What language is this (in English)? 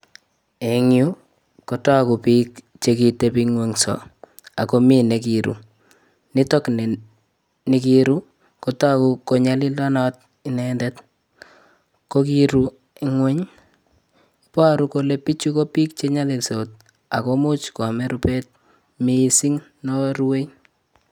Kalenjin